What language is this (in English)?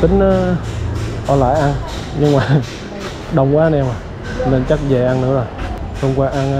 Vietnamese